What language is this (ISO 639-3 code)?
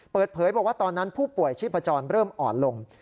tha